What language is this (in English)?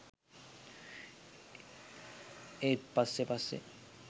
Sinhala